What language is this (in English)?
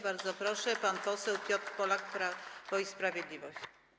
Polish